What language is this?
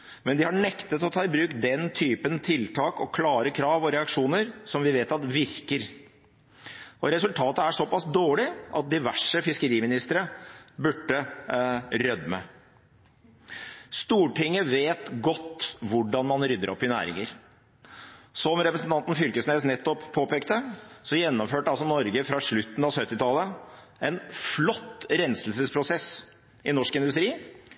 Norwegian Bokmål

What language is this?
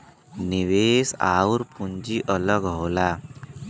Bhojpuri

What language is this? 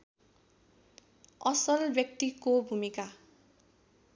Nepali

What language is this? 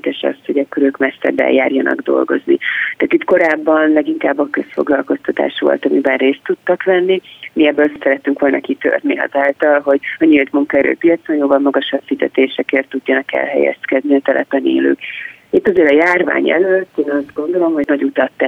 Hungarian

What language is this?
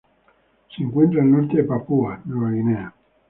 Spanish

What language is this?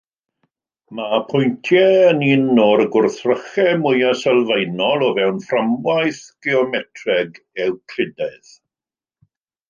Welsh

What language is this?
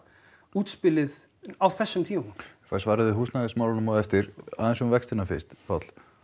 Icelandic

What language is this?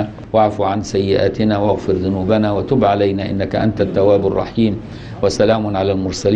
Arabic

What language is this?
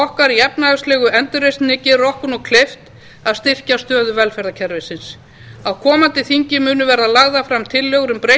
Icelandic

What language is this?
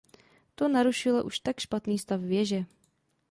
Czech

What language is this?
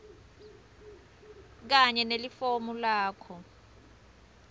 Swati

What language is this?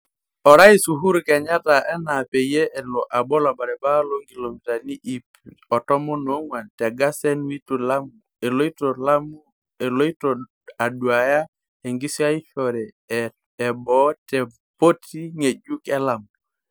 Masai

